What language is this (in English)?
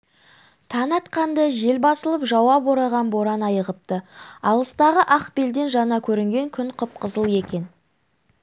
Kazakh